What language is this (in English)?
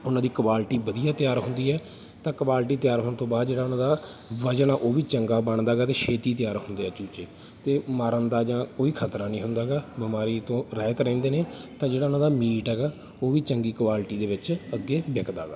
Punjabi